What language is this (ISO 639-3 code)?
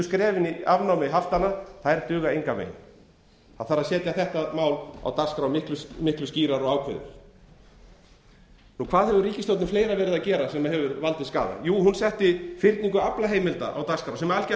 isl